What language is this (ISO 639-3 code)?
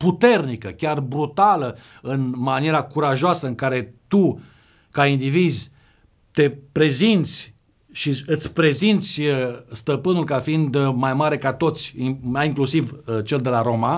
ron